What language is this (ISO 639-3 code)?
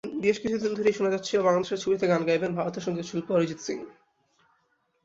ben